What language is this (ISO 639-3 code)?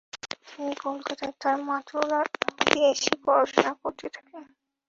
ben